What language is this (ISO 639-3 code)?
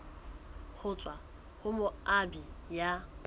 sot